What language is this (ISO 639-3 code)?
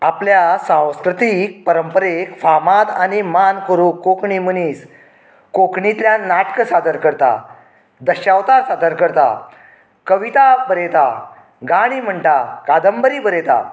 kok